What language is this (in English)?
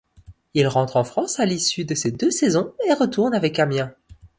French